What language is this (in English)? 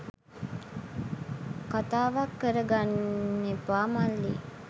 Sinhala